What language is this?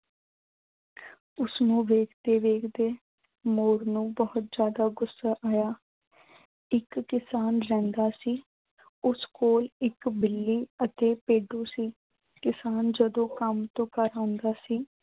Punjabi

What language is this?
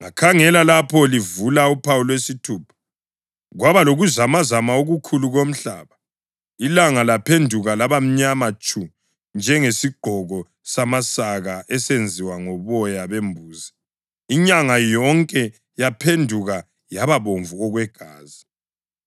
North Ndebele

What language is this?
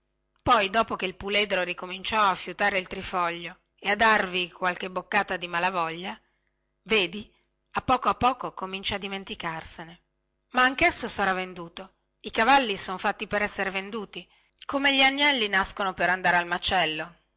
Italian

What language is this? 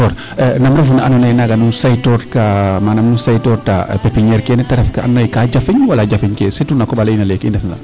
Serer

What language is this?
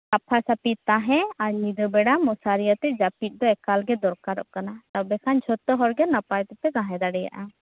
Santali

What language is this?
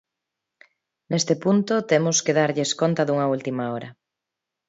Galician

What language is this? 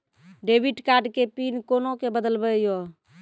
Maithili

